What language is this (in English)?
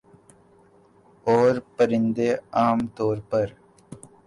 Urdu